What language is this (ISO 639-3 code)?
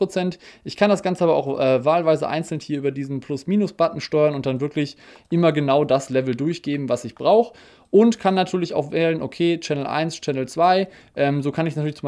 deu